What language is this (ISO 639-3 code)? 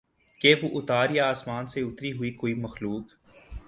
urd